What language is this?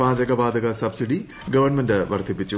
Malayalam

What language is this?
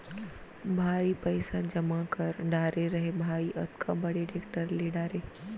Chhattisgarhi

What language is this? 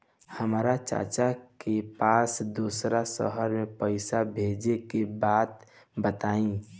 Bhojpuri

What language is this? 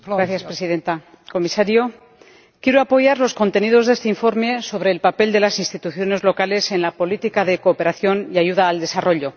Spanish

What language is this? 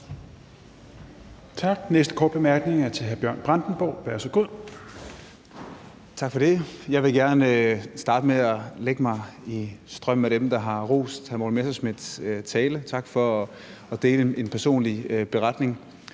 Danish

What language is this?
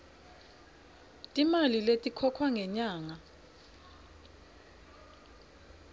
Swati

